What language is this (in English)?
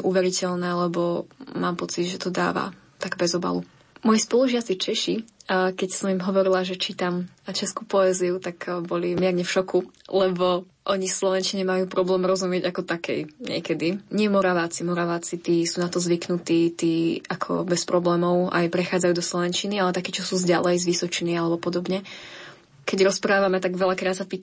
Slovak